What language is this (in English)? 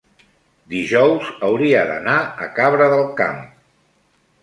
Catalan